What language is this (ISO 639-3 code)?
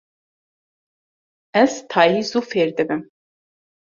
kur